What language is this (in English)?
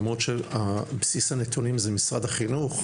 Hebrew